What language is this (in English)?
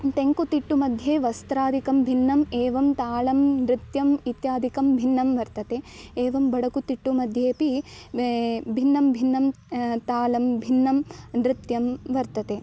Sanskrit